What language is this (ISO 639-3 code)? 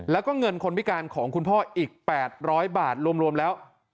tha